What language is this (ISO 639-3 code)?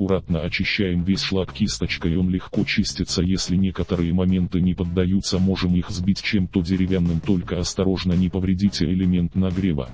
rus